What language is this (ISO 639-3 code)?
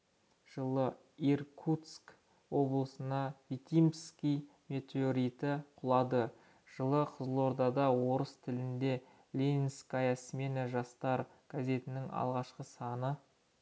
kaz